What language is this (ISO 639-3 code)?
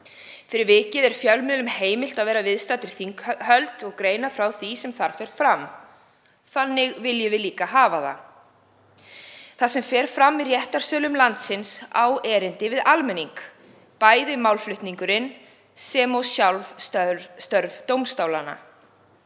isl